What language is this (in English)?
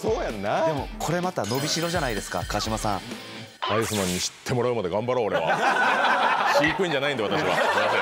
Japanese